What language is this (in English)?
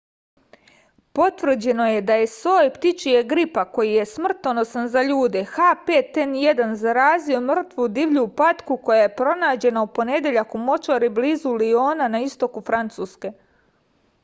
Serbian